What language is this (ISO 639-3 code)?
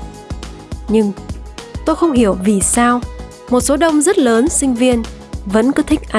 vie